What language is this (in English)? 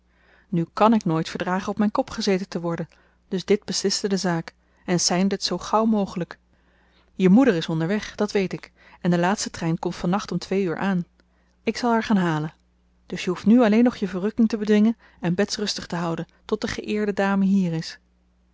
Dutch